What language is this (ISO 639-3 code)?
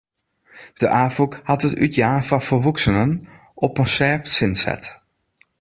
fry